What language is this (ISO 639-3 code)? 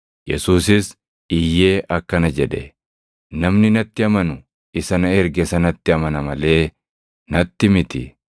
orm